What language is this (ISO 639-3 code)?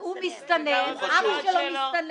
heb